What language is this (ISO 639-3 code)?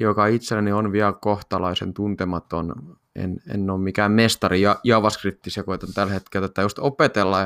fin